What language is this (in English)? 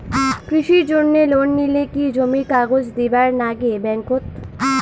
Bangla